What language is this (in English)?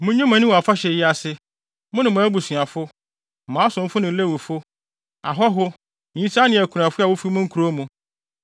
Akan